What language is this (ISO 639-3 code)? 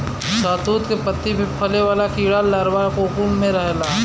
bho